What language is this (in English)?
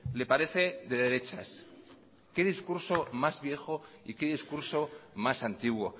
Spanish